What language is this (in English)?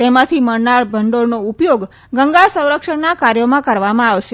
Gujarati